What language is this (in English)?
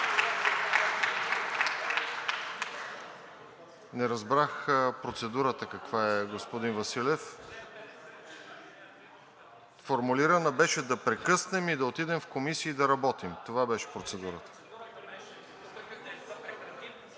Bulgarian